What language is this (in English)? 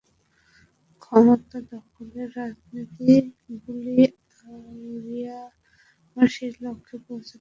Bangla